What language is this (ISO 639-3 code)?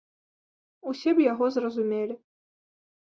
bel